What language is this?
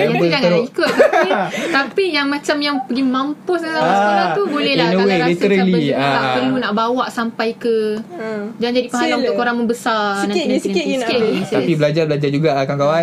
Malay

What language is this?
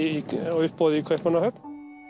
Icelandic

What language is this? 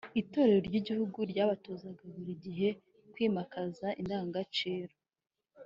Kinyarwanda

